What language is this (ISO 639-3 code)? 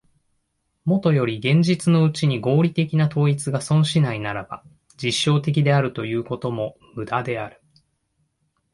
jpn